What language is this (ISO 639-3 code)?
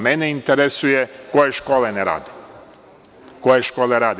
srp